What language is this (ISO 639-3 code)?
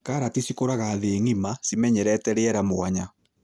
kik